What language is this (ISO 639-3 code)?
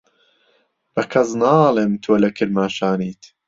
ckb